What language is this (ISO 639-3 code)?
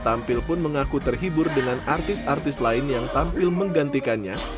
ind